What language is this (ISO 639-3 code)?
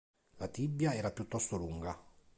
ita